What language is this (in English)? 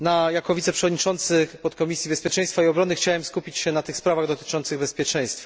Polish